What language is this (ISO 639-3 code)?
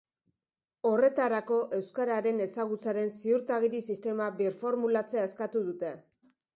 eus